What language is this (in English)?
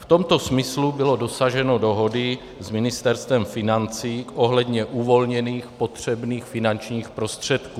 Czech